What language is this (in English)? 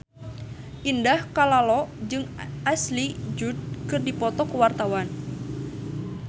Sundanese